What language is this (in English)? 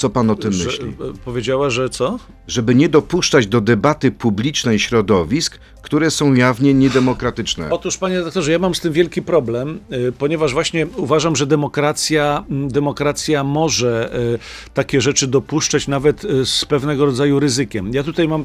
Polish